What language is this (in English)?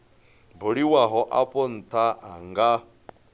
Venda